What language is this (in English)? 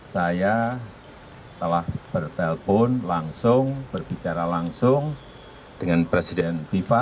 Indonesian